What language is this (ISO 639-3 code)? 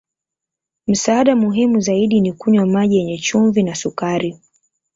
swa